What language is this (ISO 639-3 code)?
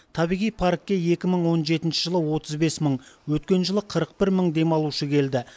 kaz